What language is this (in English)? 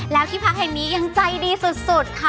Thai